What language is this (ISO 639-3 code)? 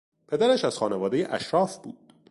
fas